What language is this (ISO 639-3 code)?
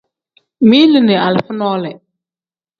kdh